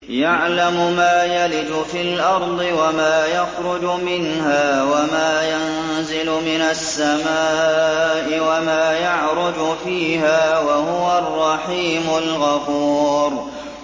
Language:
Arabic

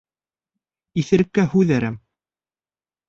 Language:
Bashkir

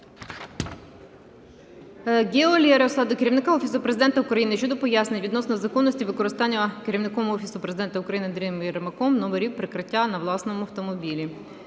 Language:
Ukrainian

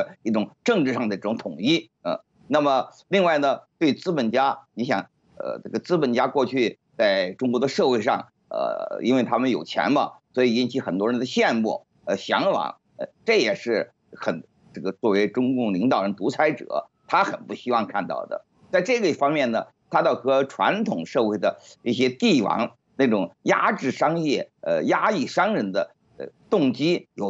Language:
Chinese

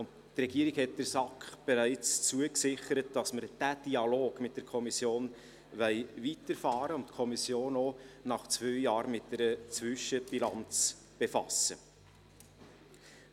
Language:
Swiss German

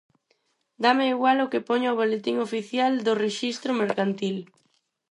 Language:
Galician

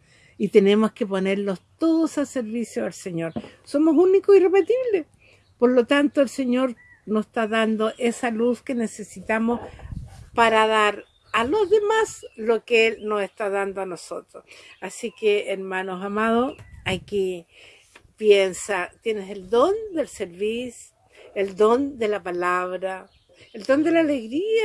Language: Spanish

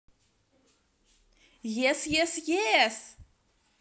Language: Russian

